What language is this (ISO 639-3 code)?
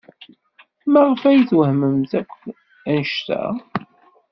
kab